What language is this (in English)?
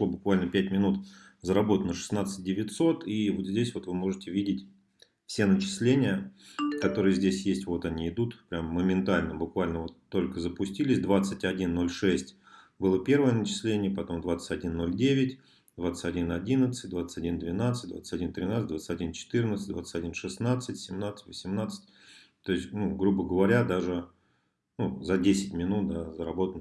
Russian